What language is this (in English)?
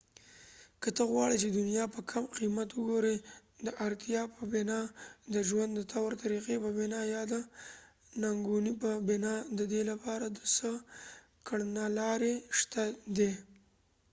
Pashto